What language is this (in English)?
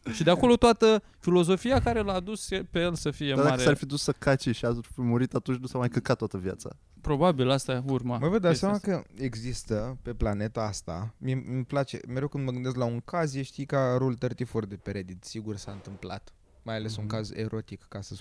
Romanian